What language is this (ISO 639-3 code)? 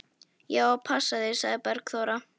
isl